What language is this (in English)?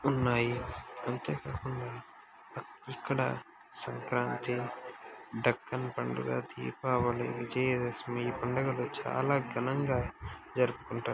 Telugu